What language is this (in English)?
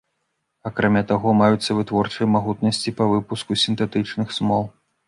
Belarusian